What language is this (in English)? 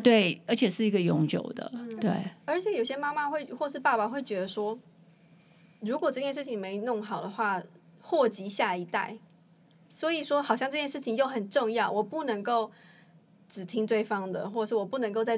Chinese